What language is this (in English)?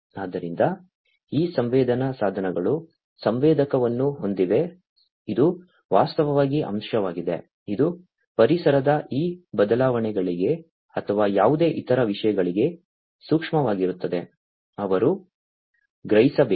Kannada